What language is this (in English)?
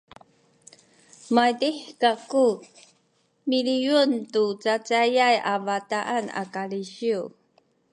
Sakizaya